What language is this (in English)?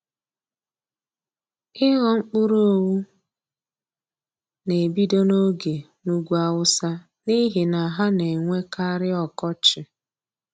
Igbo